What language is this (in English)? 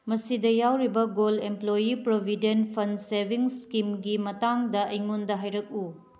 Manipuri